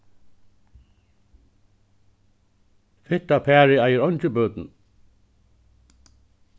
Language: Faroese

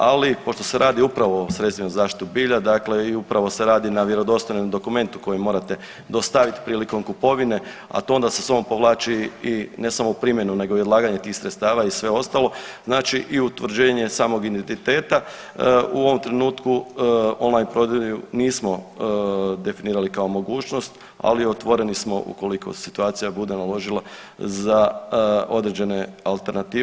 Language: Croatian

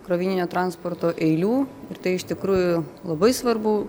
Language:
Lithuanian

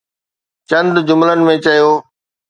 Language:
Sindhi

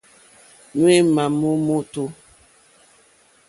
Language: Mokpwe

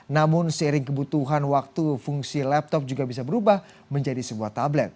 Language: Indonesian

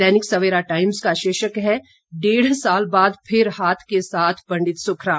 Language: Hindi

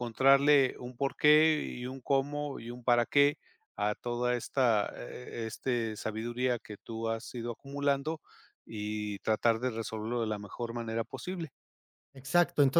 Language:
Spanish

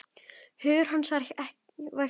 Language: Icelandic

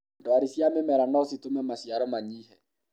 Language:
Kikuyu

